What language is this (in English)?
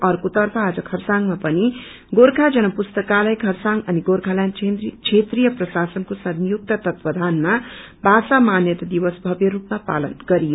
Nepali